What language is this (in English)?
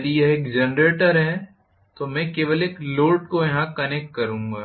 Hindi